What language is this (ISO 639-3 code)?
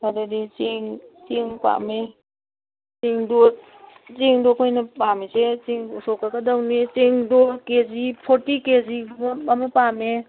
mni